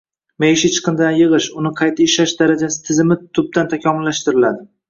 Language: Uzbek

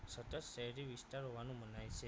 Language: Gujarati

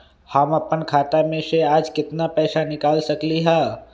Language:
Magahi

